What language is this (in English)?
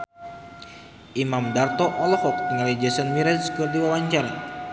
Sundanese